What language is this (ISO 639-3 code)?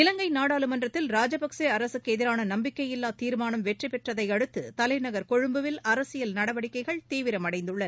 tam